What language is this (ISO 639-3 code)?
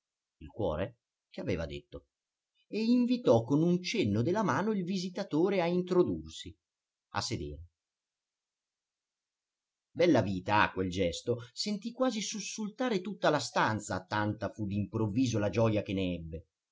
ita